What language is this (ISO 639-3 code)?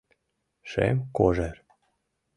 chm